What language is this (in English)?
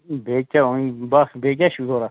Kashmiri